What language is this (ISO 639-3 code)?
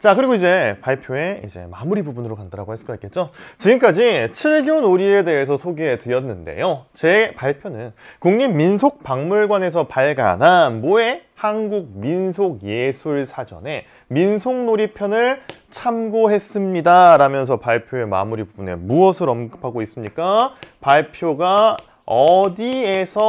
kor